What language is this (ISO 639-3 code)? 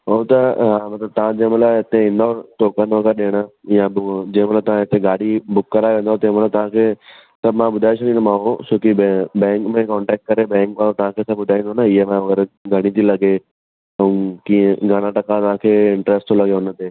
snd